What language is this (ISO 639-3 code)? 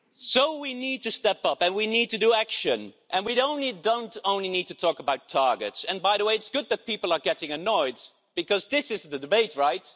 eng